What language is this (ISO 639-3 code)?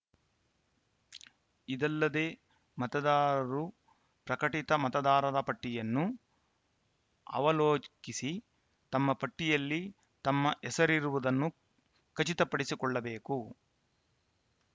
kan